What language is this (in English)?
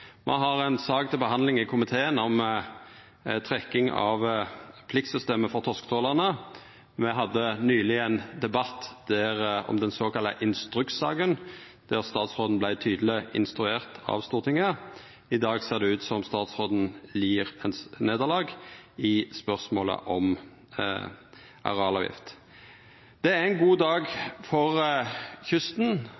Norwegian Nynorsk